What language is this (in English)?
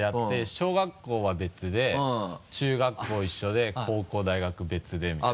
Japanese